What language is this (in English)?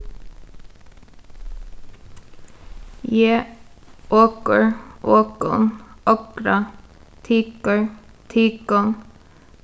Faroese